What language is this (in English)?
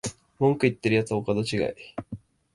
Japanese